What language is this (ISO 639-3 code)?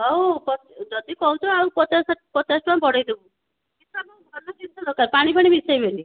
ori